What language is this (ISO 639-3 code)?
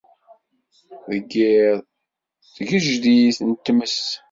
kab